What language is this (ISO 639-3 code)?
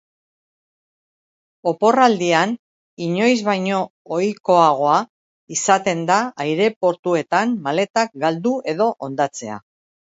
eus